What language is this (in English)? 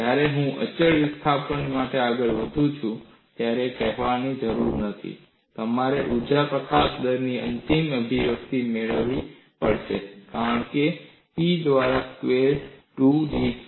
Gujarati